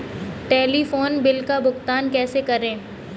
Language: Hindi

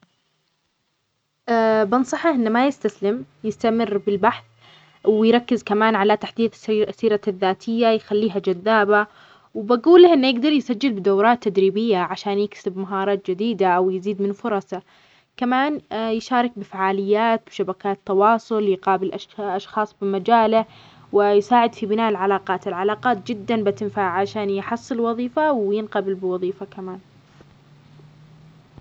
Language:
Omani Arabic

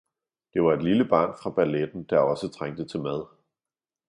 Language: Danish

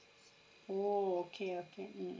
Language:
English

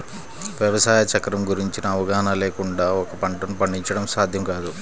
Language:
Telugu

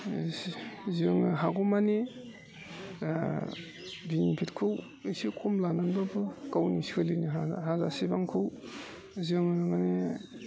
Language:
Bodo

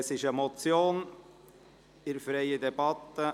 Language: Swiss German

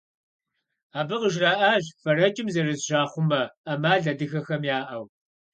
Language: Kabardian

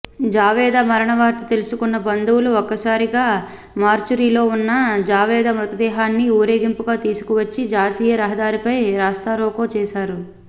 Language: Telugu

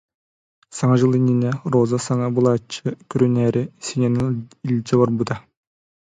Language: Yakut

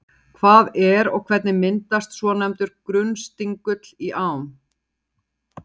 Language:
Icelandic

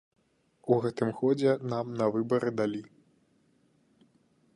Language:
Belarusian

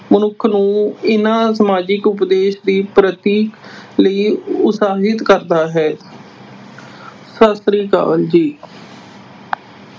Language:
Punjabi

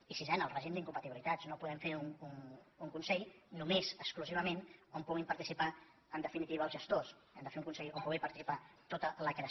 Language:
Catalan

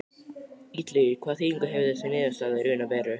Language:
Icelandic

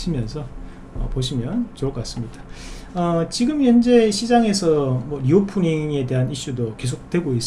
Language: Korean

